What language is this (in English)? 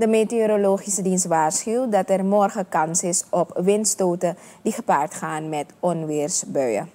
Dutch